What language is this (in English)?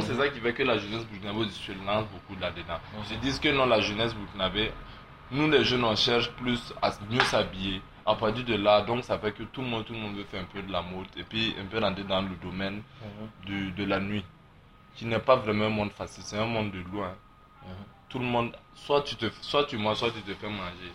French